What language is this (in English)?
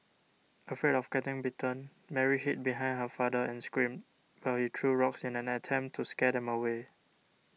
English